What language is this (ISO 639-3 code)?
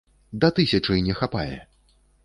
bel